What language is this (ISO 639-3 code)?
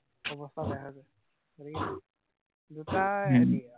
asm